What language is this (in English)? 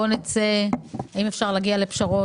Hebrew